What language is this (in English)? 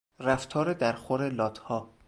Persian